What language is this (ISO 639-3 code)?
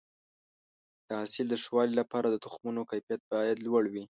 pus